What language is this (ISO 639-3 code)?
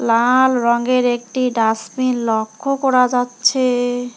ben